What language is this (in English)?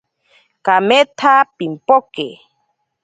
Ashéninka Perené